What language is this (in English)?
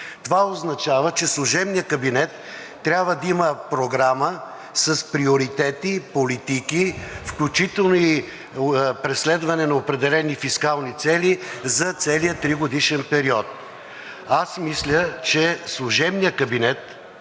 Bulgarian